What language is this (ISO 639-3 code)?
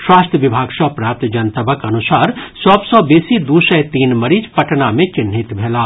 mai